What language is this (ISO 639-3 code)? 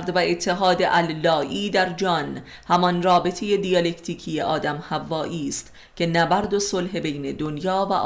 fas